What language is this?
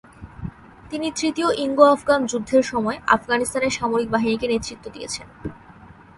Bangla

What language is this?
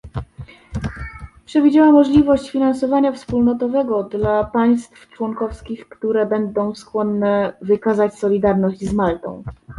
Polish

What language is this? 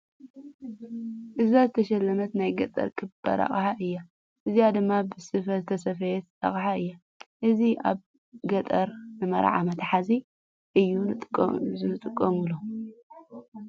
Tigrinya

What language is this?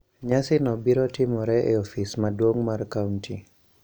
Luo (Kenya and Tanzania)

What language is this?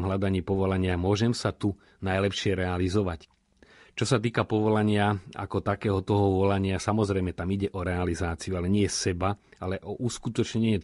Slovak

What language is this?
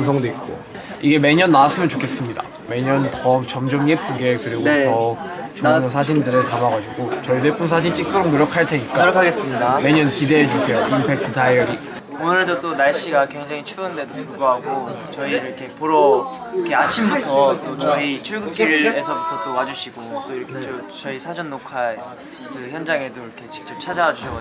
Korean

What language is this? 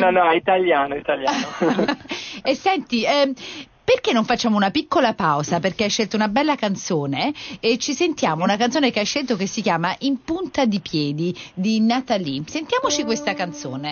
Italian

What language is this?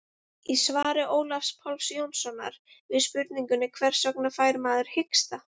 Icelandic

